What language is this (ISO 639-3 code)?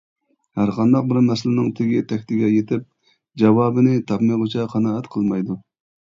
uig